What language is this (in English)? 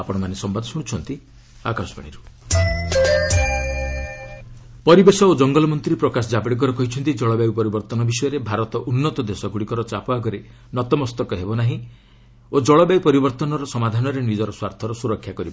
Odia